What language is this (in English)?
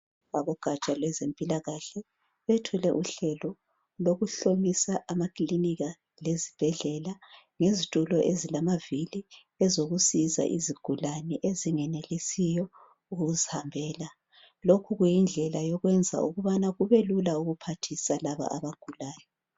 North Ndebele